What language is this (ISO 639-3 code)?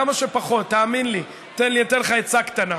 heb